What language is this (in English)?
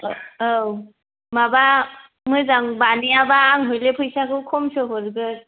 Bodo